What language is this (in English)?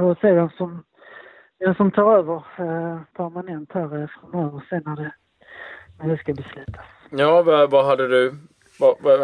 Swedish